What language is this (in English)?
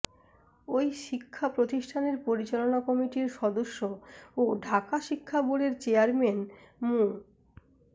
Bangla